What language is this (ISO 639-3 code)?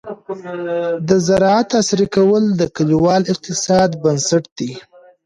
pus